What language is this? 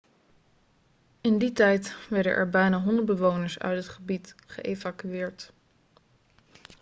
Dutch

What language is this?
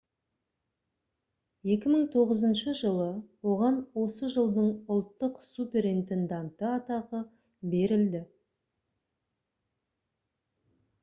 Kazakh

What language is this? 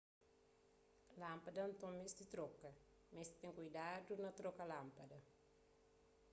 Kabuverdianu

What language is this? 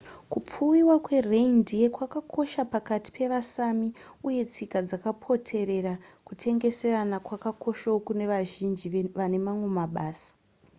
Shona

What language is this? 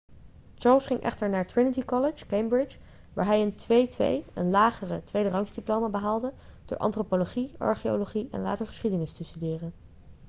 Dutch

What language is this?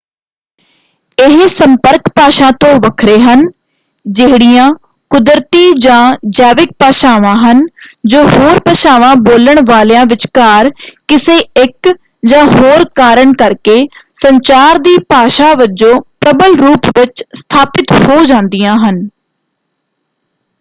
Punjabi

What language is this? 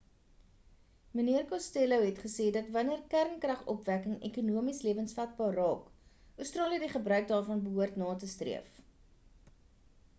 Afrikaans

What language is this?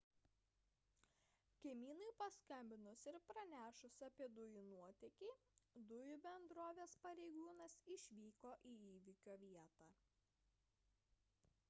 Lithuanian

